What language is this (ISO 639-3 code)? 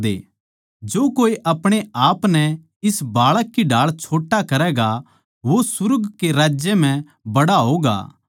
bgc